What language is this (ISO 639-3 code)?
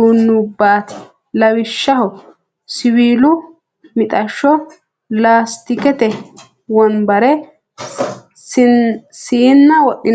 sid